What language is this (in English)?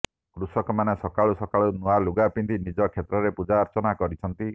Odia